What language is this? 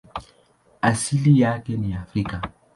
Swahili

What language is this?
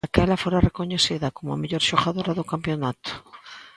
Galician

